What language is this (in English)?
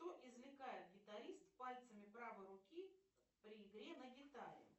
Russian